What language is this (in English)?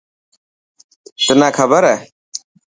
Dhatki